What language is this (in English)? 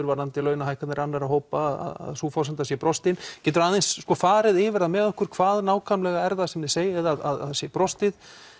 Icelandic